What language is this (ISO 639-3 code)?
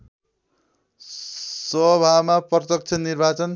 nep